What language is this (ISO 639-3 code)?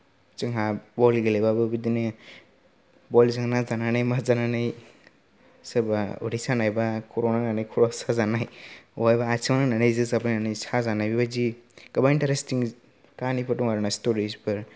brx